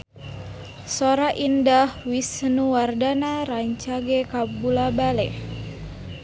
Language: Sundanese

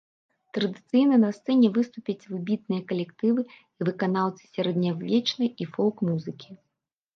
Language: Belarusian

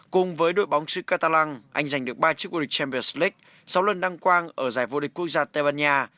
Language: Vietnamese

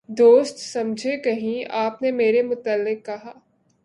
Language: Urdu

